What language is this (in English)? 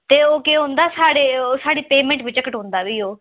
Dogri